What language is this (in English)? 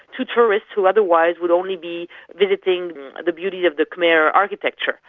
English